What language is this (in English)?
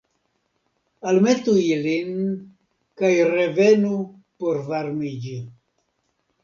Esperanto